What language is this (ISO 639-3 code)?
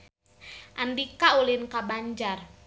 sun